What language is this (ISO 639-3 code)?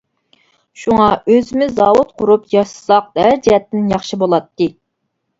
uig